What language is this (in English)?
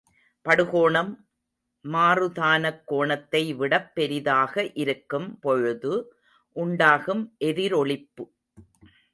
Tamil